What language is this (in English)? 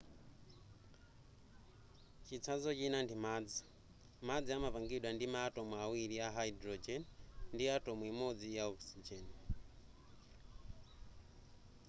Nyanja